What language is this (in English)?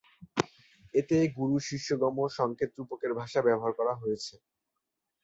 Bangla